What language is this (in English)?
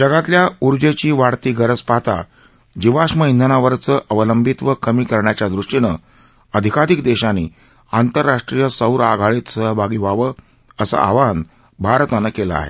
Marathi